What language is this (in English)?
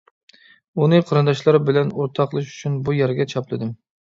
Uyghur